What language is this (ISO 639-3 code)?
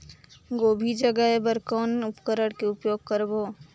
hne